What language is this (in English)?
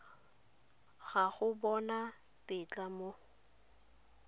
Tswana